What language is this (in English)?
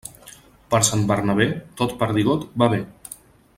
Catalan